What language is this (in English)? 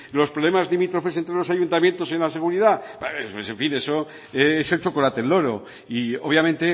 Spanish